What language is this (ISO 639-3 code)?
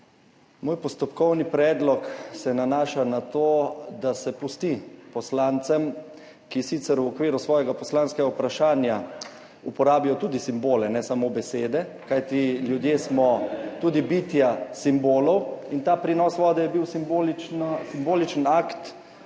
slv